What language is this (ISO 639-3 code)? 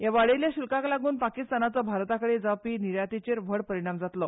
kok